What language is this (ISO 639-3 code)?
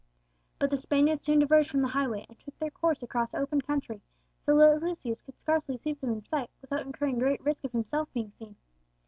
eng